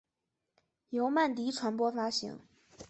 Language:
Chinese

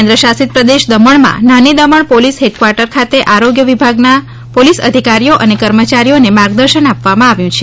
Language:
Gujarati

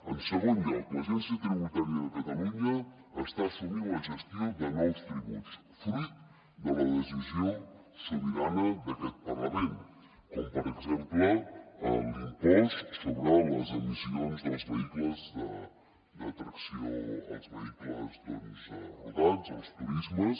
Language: Catalan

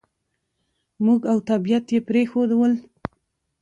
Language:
Pashto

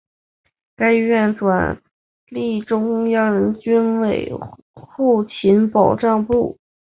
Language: Chinese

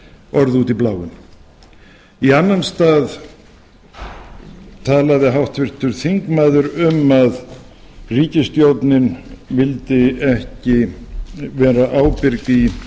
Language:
Icelandic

